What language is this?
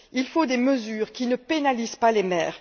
French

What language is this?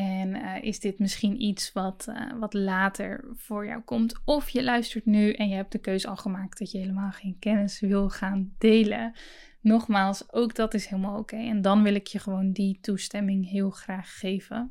Dutch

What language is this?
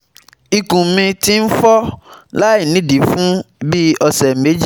Yoruba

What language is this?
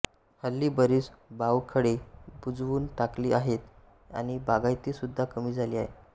Marathi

